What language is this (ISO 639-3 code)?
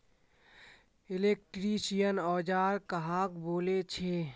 mag